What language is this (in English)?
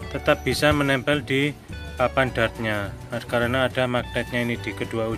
Indonesian